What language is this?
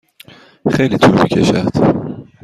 Persian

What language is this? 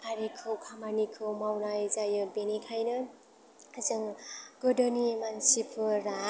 Bodo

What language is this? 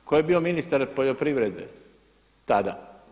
Croatian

